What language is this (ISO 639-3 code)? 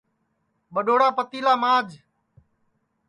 ssi